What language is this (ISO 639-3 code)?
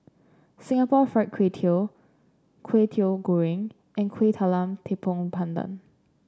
eng